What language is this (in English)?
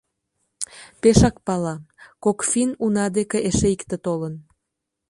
Mari